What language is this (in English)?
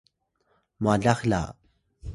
Atayal